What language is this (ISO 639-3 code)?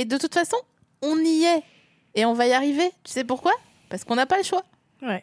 fra